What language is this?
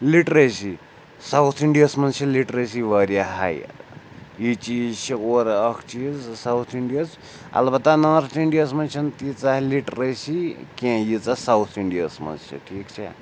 Kashmiri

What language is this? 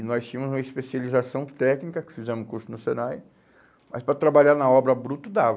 Portuguese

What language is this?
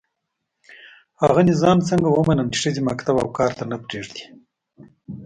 Pashto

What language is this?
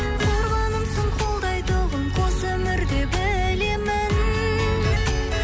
Kazakh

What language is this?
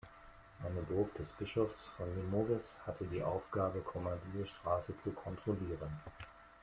German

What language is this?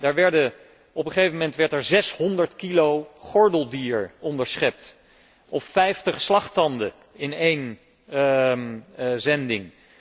Dutch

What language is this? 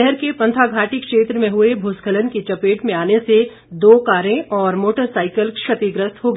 Hindi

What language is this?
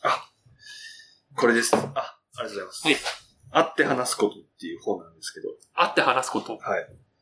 Japanese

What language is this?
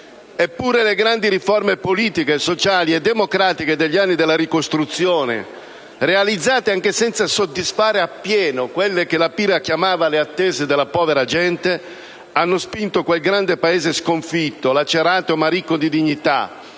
Italian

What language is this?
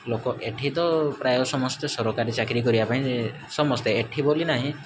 Odia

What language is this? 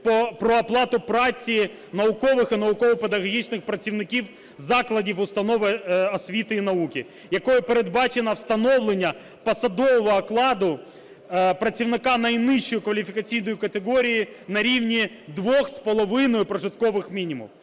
Ukrainian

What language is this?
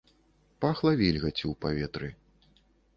Belarusian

